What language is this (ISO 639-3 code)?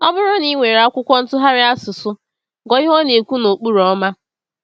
ibo